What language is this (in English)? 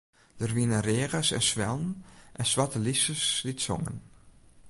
Western Frisian